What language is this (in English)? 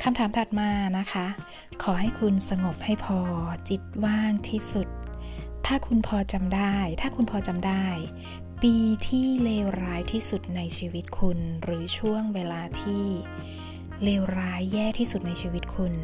Thai